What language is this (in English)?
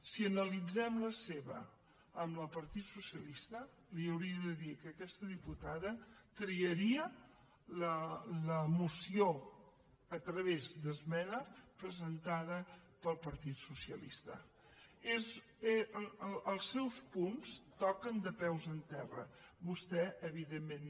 Catalan